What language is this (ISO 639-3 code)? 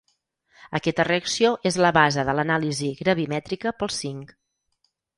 cat